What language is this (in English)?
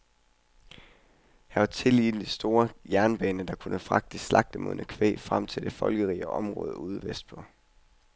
Danish